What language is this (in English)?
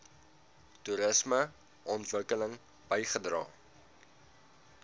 Afrikaans